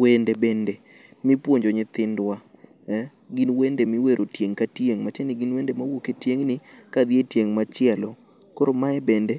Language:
Luo (Kenya and Tanzania)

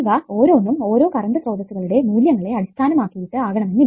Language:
Malayalam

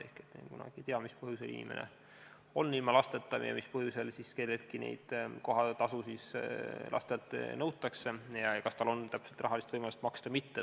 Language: Estonian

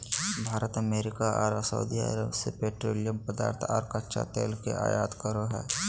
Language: Magahi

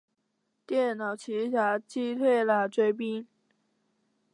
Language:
Chinese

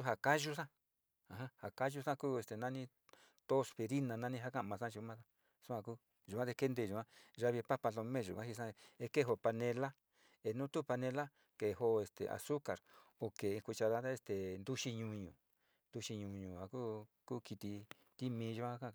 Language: Sinicahua Mixtec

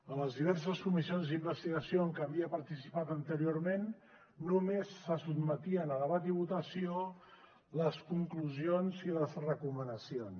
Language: Catalan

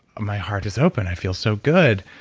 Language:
English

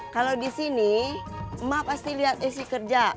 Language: Indonesian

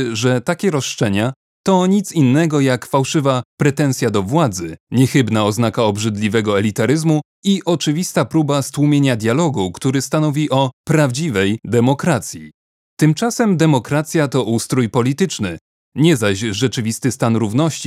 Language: Polish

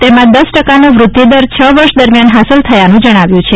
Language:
Gujarati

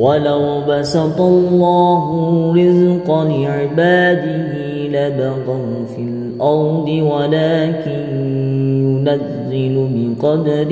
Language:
Arabic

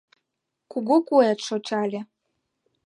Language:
Mari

